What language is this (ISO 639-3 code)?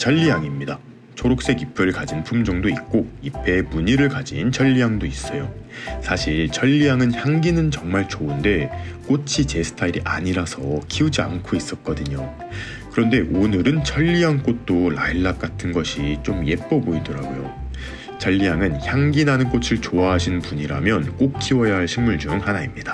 kor